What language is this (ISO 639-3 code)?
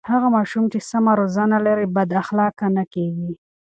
pus